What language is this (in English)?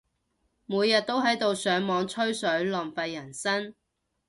Cantonese